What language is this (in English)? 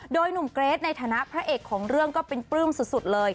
Thai